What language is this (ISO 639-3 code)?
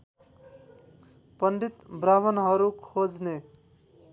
nep